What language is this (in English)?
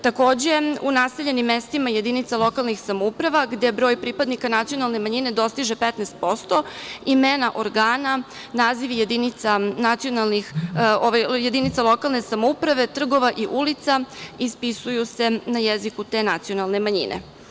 Serbian